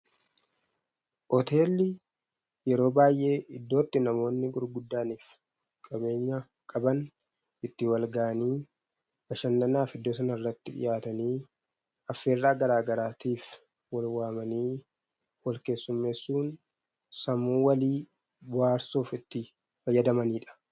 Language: Oromo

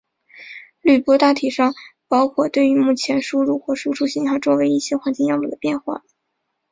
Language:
Chinese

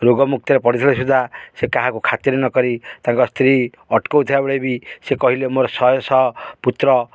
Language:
Odia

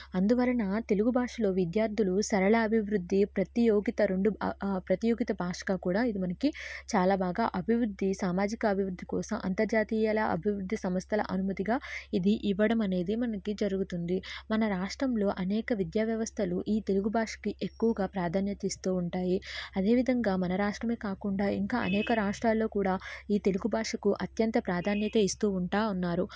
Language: Telugu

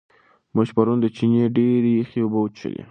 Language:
Pashto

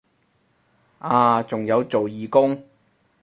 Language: Cantonese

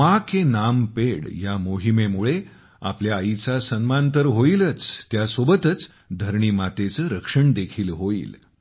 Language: Marathi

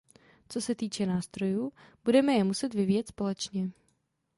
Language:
Czech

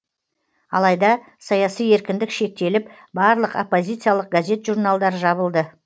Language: Kazakh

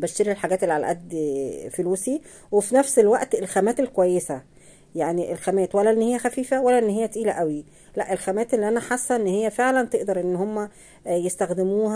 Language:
Arabic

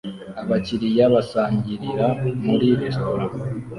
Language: Kinyarwanda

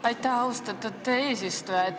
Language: Estonian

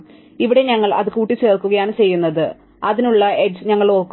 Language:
Malayalam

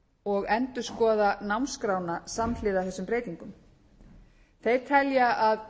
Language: Icelandic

